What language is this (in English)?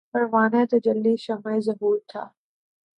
Urdu